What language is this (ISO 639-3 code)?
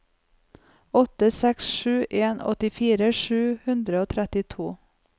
nor